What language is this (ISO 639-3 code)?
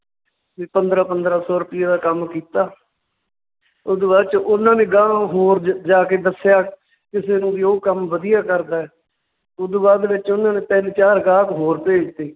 pan